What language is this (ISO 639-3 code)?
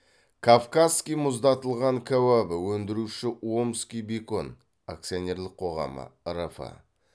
kaz